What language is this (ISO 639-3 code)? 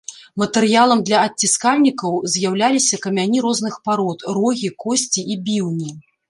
bel